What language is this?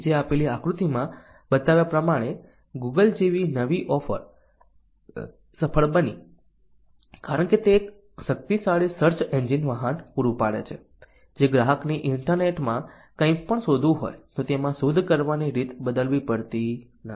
Gujarati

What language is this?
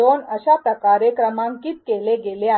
Marathi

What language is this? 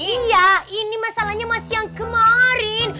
Indonesian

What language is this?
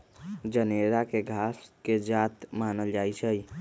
Magahi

